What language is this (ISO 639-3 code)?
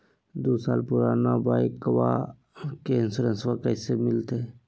mag